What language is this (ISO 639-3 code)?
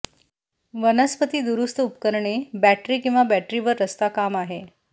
mar